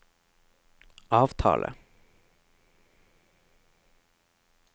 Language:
Norwegian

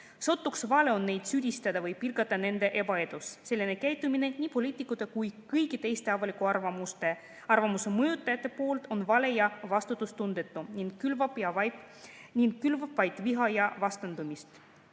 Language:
Estonian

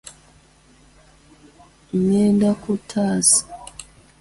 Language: Ganda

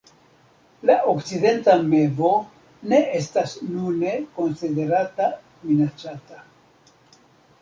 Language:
Esperanto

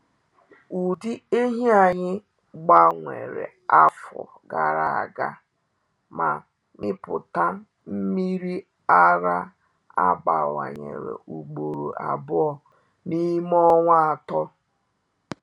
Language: Igbo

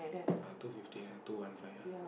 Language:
English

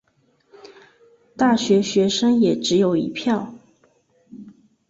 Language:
Chinese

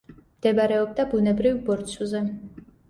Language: Georgian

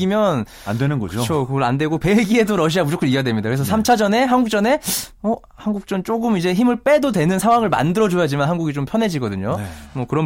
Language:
Korean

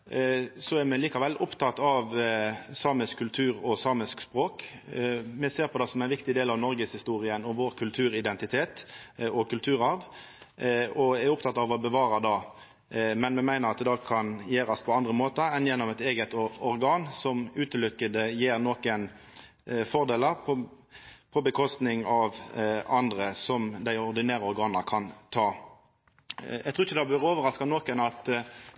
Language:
Norwegian Nynorsk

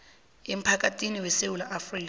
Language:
South Ndebele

